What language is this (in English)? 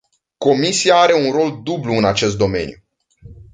Romanian